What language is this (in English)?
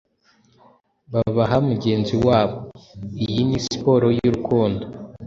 Kinyarwanda